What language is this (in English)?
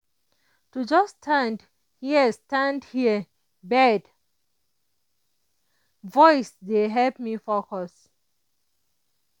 Nigerian Pidgin